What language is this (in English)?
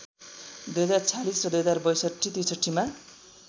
Nepali